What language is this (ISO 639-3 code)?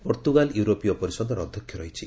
ori